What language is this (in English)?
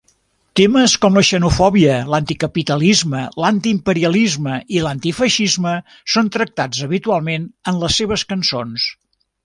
Catalan